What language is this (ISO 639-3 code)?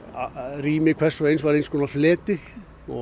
isl